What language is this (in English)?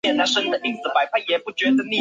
Chinese